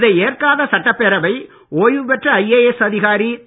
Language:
Tamil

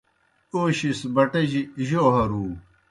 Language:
Kohistani Shina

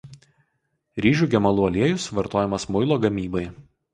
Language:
Lithuanian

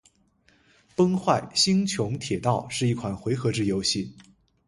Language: Chinese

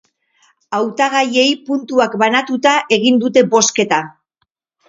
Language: Basque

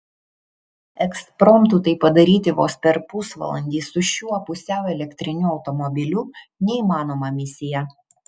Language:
Lithuanian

